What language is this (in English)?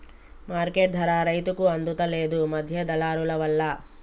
Telugu